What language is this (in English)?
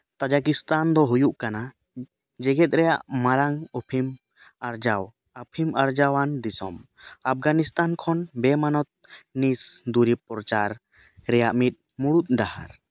Santali